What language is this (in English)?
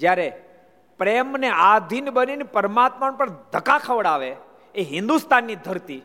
Gujarati